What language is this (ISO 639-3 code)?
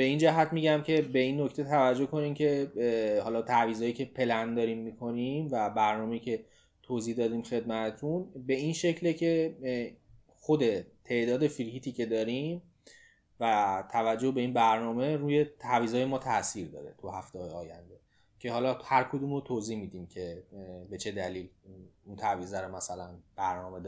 fas